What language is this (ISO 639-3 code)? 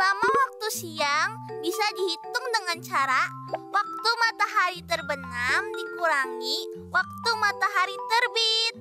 ind